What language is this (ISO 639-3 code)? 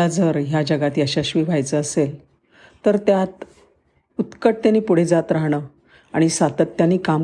mar